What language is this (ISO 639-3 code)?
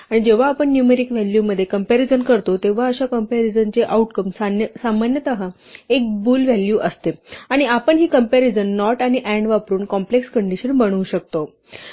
mar